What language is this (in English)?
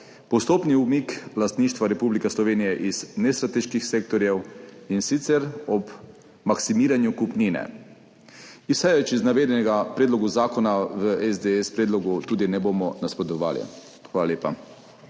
Slovenian